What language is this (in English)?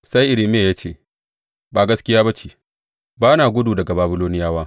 Hausa